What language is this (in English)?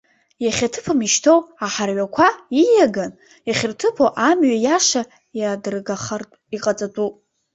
Abkhazian